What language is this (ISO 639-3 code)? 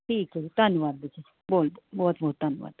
pan